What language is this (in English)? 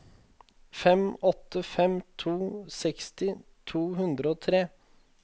Norwegian